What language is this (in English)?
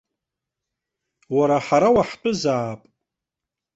Abkhazian